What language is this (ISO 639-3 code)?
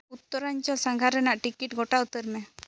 sat